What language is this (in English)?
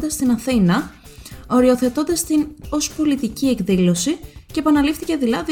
Greek